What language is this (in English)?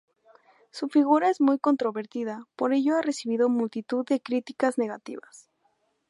Spanish